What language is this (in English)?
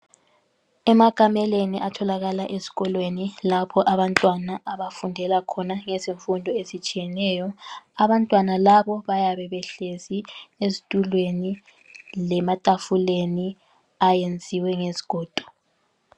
North Ndebele